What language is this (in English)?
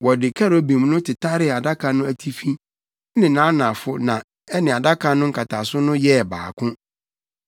Akan